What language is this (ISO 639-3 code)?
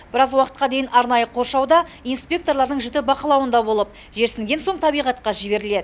kaz